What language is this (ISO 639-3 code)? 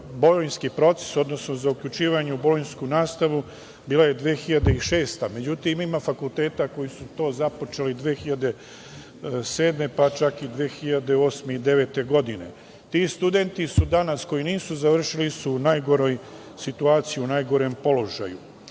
srp